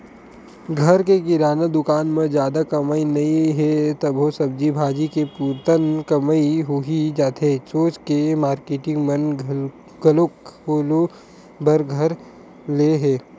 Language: Chhattisgarhi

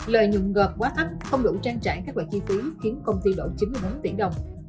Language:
Vietnamese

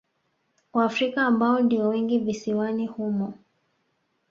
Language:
Swahili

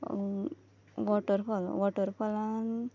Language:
Konkani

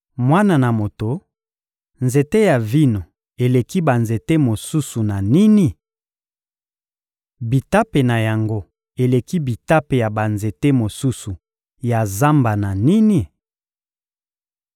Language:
Lingala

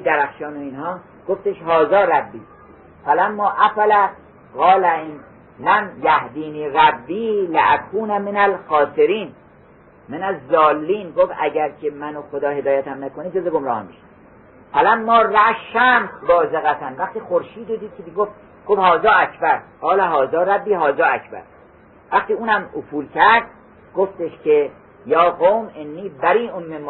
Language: Persian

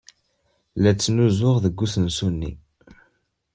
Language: Kabyle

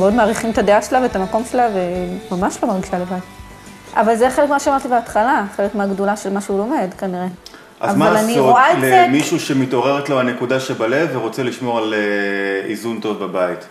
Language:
Hebrew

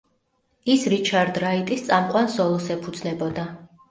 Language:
Georgian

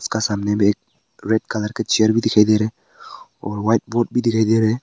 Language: Hindi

